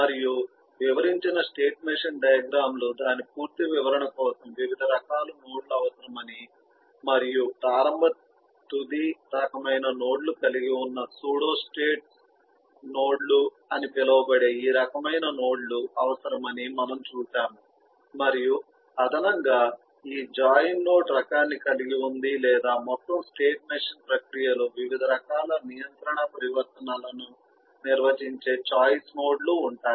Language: Telugu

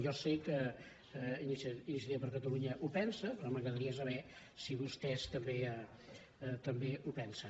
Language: Catalan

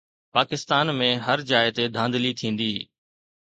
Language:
Sindhi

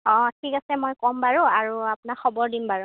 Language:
Assamese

